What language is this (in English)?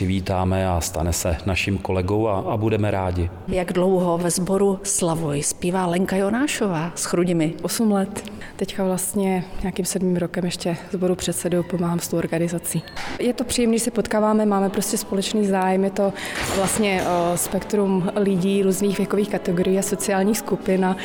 Czech